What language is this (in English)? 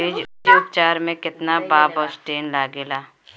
Bhojpuri